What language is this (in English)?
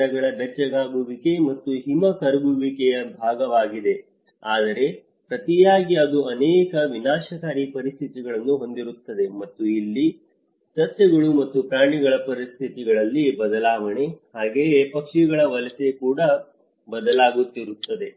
Kannada